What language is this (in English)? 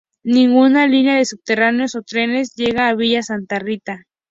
Spanish